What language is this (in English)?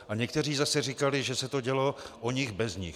Czech